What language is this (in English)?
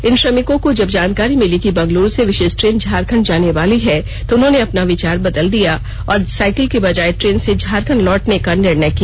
Hindi